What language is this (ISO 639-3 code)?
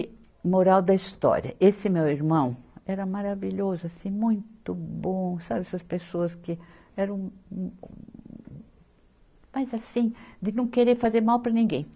por